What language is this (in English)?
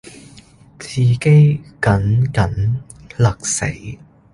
Cantonese